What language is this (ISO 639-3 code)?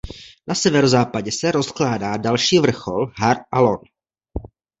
ces